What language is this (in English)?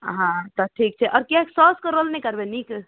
Maithili